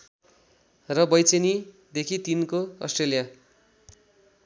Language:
Nepali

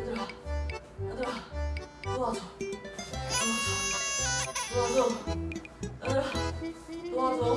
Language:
Korean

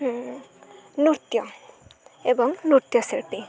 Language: Odia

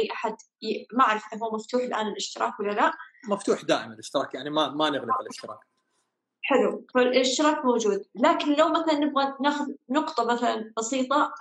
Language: Arabic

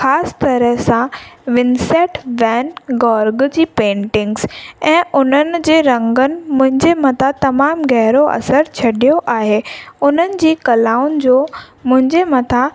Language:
Sindhi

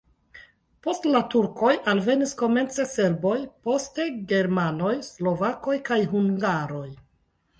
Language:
Esperanto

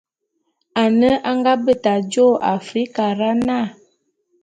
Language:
Bulu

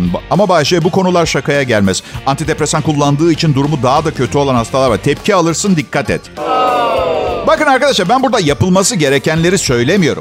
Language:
Turkish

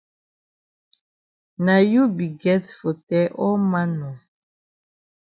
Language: Cameroon Pidgin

